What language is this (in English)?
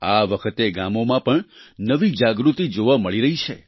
Gujarati